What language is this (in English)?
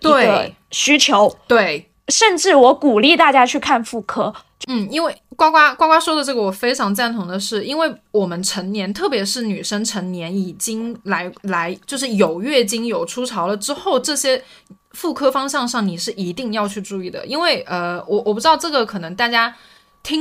Chinese